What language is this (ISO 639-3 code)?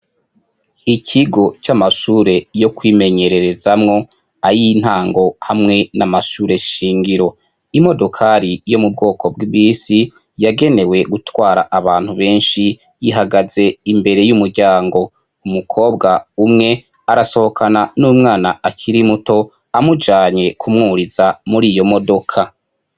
run